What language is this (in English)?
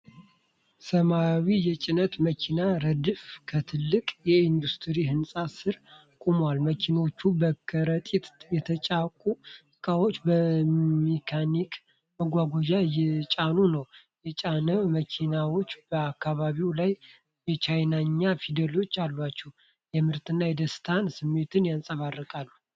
Amharic